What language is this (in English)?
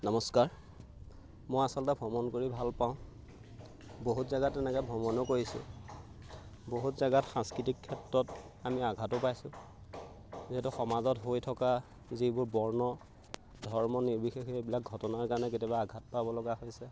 Assamese